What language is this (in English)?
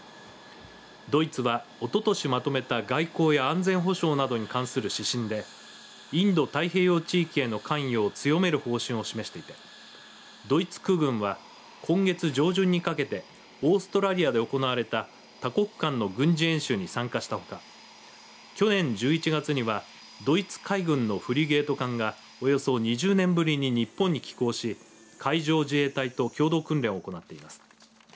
Japanese